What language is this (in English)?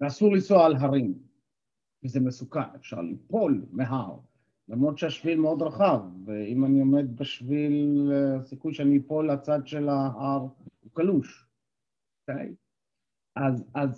Hebrew